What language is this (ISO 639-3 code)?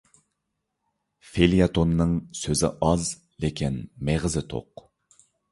uig